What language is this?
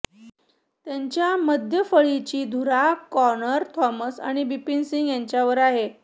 Marathi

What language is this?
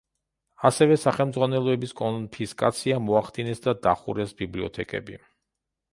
Georgian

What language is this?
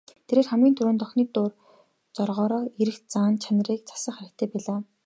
Mongolian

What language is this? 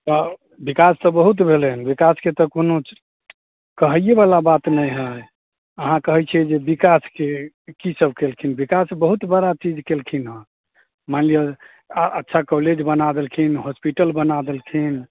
Maithili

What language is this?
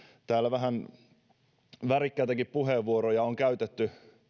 Finnish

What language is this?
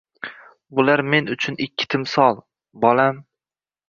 Uzbek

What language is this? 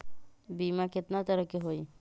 Magahi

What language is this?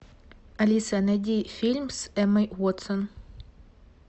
Russian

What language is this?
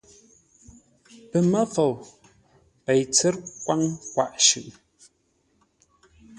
Ngombale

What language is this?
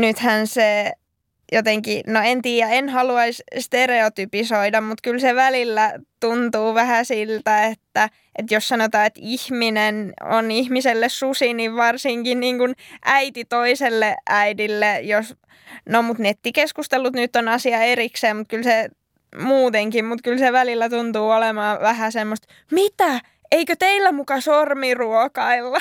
Finnish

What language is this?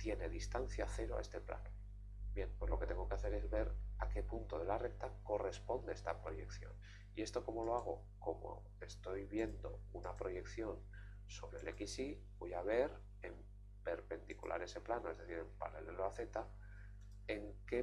Spanish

